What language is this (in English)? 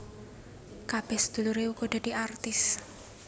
Javanese